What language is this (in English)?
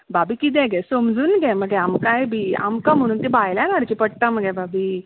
Konkani